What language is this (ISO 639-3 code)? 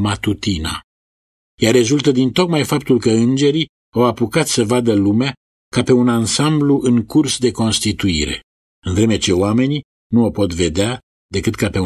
ron